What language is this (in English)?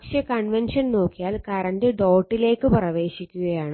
Malayalam